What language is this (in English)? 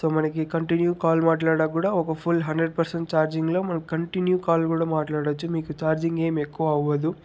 Telugu